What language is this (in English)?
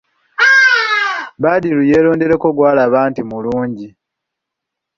Ganda